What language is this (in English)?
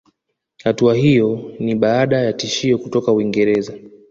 Swahili